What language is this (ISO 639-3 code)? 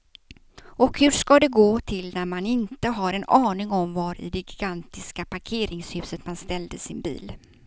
swe